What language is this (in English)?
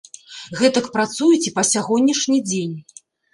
Belarusian